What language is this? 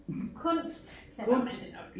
Danish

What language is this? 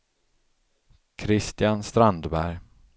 Swedish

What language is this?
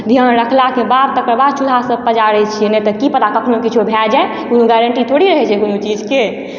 Maithili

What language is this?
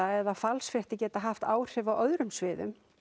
Icelandic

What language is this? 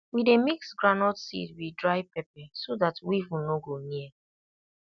Nigerian Pidgin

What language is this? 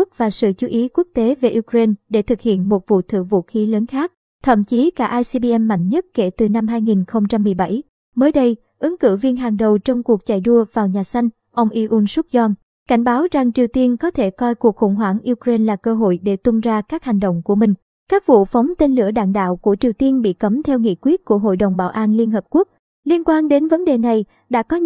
Vietnamese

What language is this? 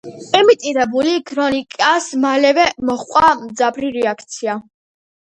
Georgian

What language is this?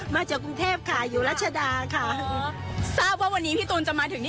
Thai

